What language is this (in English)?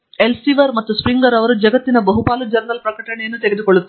Kannada